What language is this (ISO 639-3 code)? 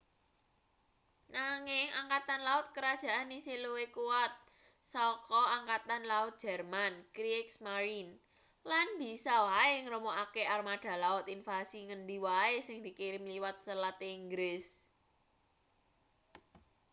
jav